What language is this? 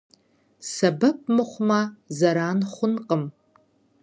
Kabardian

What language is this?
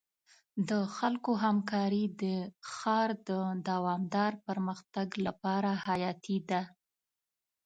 Pashto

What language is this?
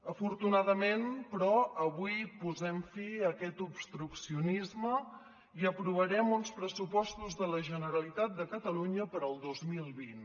Catalan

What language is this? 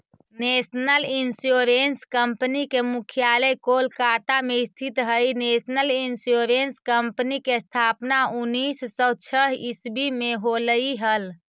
Magahi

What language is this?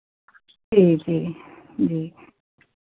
Hindi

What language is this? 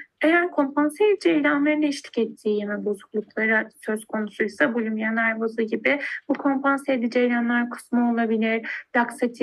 Turkish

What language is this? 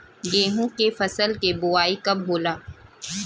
Bhojpuri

